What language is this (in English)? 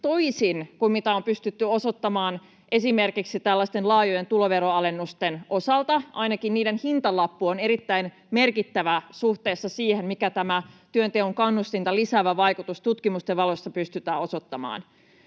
Finnish